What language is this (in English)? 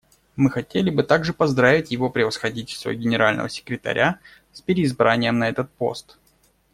Russian